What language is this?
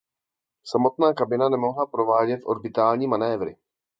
Czech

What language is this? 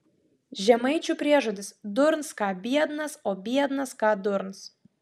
Lithuanian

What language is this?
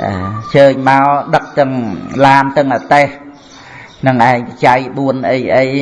Vietnamese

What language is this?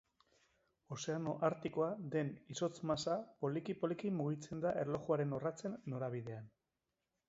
Basque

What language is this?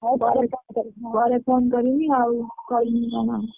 Odia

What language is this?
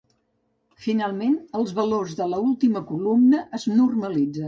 Catalan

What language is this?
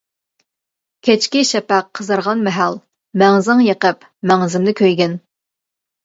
Uyghur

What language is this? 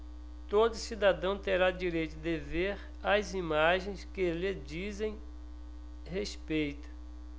Portuguese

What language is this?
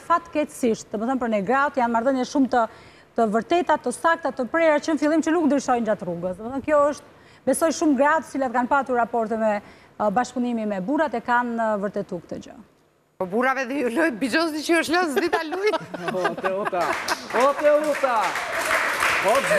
Romanian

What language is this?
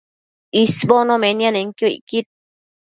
Matsés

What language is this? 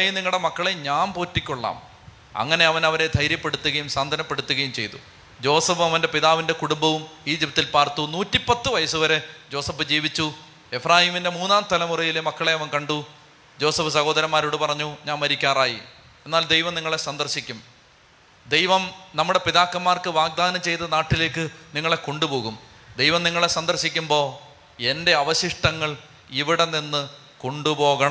Malayalam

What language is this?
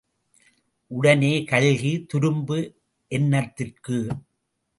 Tamil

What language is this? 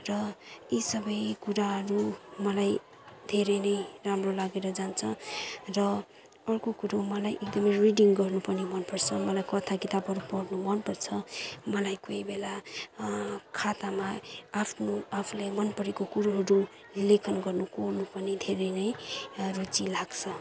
Nepali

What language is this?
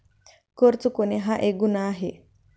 Marathi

